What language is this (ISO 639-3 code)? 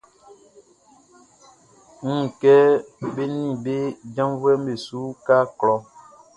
bci